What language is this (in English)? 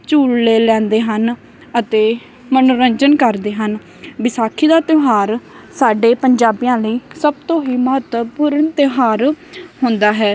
Punjabi